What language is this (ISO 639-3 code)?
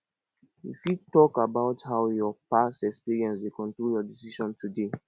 pcm